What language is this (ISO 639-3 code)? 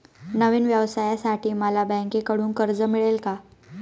mar